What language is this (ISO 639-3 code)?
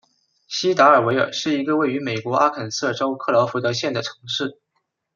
zho